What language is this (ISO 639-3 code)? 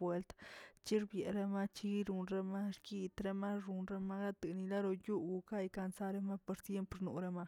zts